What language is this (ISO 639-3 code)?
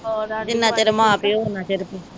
pan